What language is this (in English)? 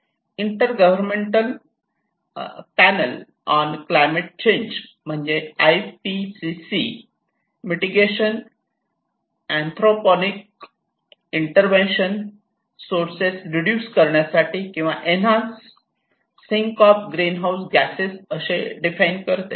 Marathi